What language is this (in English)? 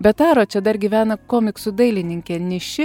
Lithuanian